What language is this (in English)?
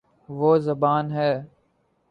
Urdu